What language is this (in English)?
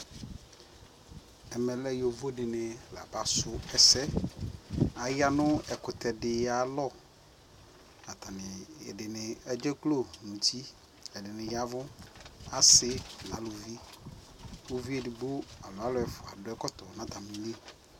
Ikposo